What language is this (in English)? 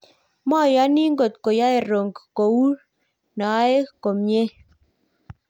Kalenjin